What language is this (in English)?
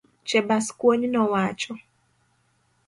Luo (Kenya and Tanzania)